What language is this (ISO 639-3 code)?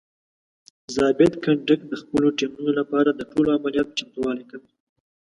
pus